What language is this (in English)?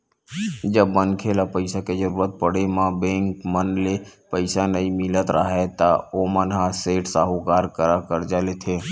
Chhattisgarhi